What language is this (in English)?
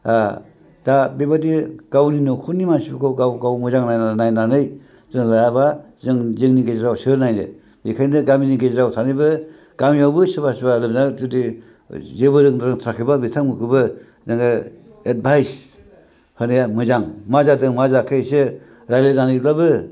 Bodo